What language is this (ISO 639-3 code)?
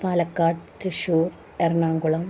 mal